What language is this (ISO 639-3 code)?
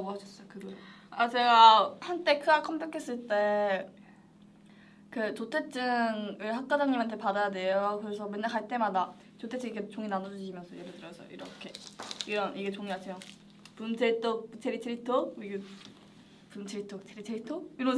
kor